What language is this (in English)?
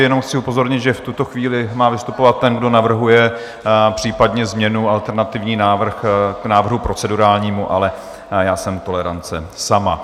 Czech